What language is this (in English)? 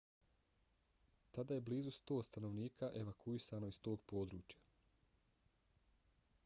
Bosnian